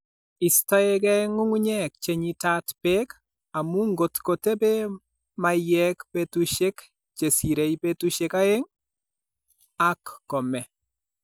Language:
Kalenjin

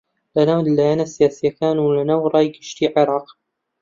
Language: Central Kurdish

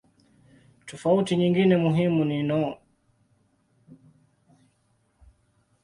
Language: Swahili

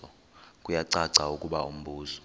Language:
Xhosa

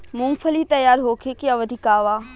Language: Bhojpuri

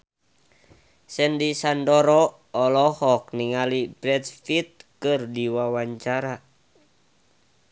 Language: Sundanese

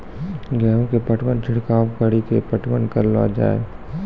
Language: Maithili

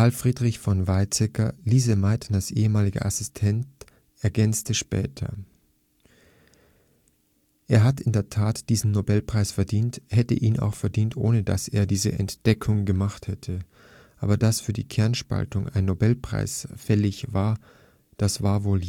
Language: German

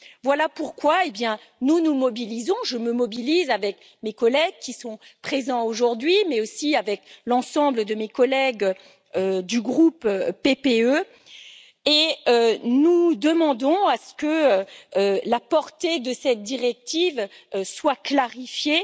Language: French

